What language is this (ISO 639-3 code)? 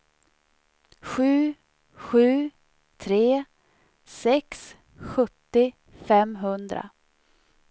swe